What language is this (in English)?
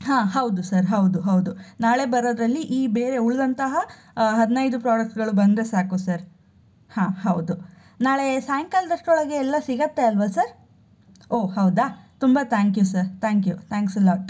Kannada